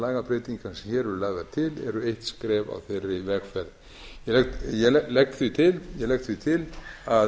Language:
Icelandic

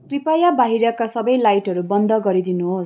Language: Nepali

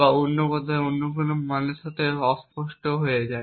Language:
Bangla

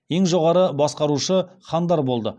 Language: Kazakh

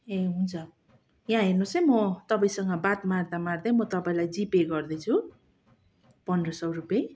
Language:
Nepali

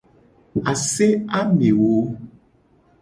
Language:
Gen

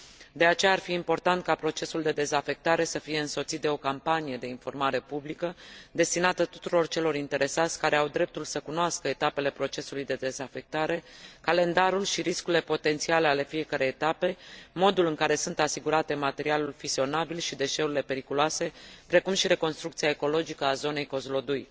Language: Romanian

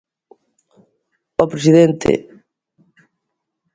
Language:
Galician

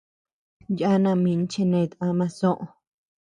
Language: Tepeuxila Cuicatec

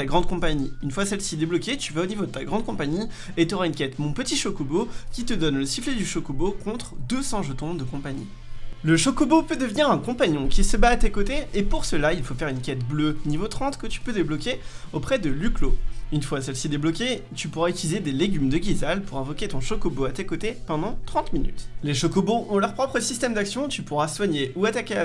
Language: French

